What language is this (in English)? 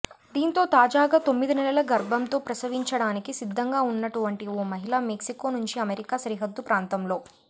Telugu